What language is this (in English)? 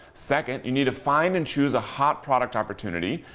English